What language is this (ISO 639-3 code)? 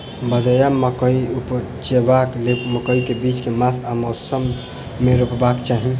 mai